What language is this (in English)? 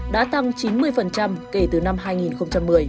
Vietnamese